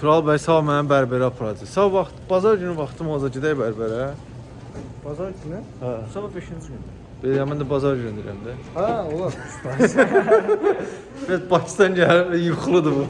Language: Turkish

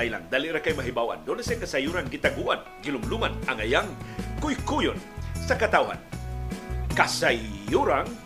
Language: Filipino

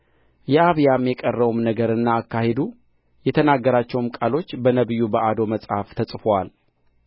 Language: Amharic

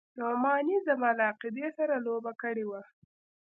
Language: Pashto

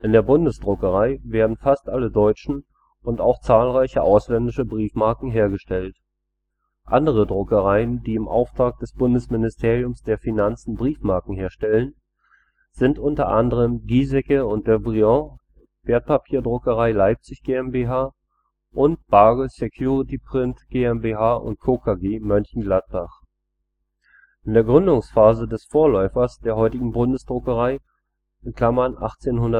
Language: German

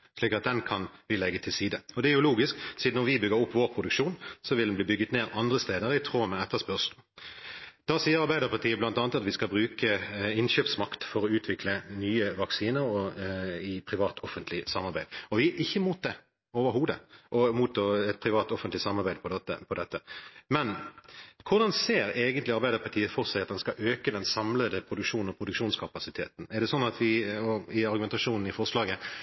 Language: Norwegian Bokmål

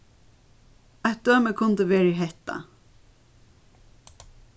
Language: Faroese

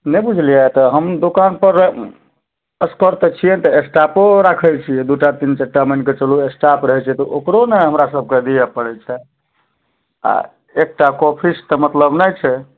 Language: Maithili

